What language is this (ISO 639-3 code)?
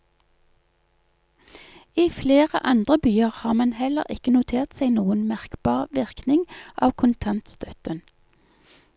nor